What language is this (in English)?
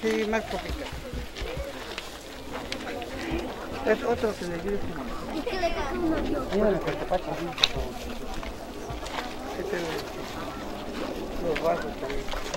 Spanish